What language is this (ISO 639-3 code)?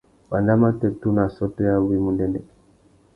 bag